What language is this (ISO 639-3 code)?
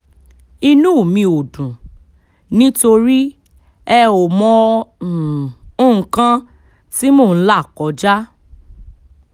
yor